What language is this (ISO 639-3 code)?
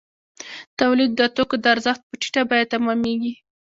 pus